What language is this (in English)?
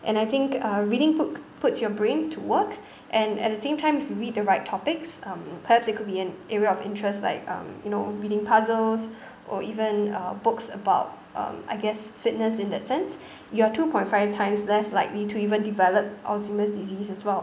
English